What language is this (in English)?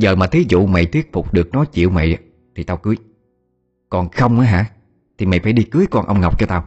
Vietnamese